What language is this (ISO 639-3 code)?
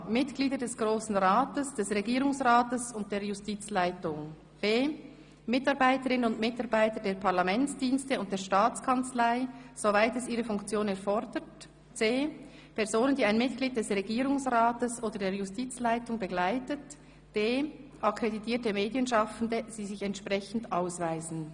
gsw